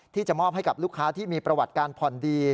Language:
Thai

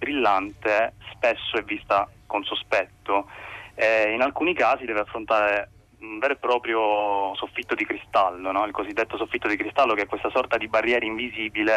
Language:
Italian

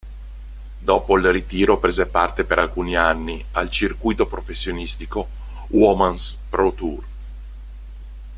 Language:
Italian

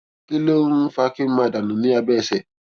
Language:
Yoruba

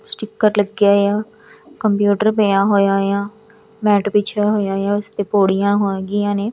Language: Punjabi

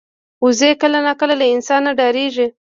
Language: Pashto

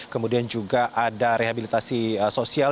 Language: Indonesian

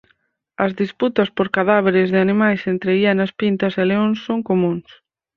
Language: Galician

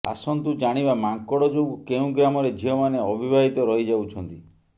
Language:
Odia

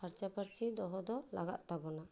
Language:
Santali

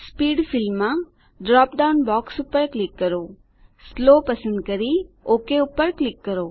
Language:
Gujarati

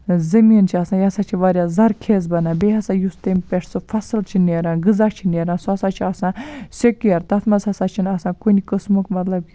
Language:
Kashmiri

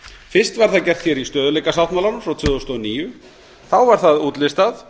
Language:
Icelandic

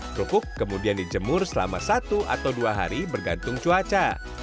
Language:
Indonesian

